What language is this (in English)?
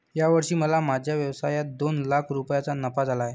Marathi